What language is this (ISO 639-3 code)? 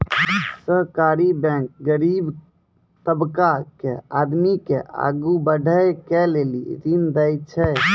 mai